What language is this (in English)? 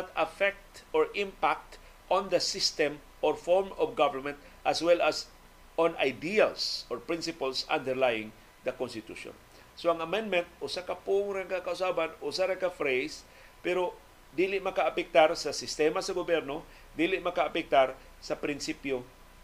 Filipino